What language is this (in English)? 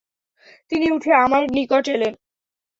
Bangla